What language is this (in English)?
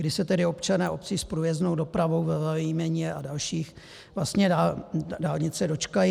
Czech